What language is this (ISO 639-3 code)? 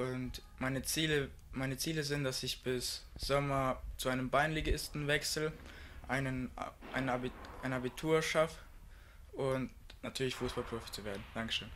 deu